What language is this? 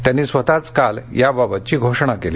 Marathi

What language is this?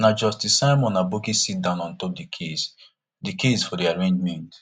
Nigerian Pidgin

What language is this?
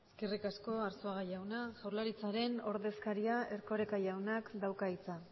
Basque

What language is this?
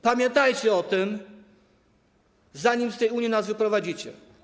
Polish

